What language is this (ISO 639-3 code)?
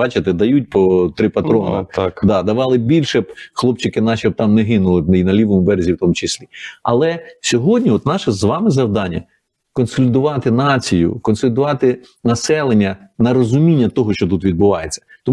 ukr